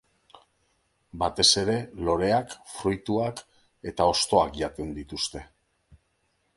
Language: Basque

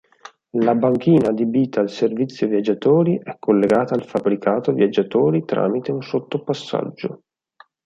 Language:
Italian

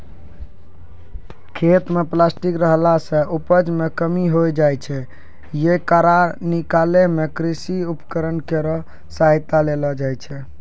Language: Maithili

